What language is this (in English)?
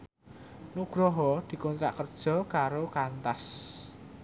Javanese